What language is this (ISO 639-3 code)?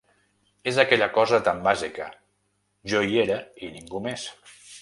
cat